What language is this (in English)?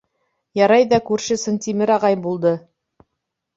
Bashkir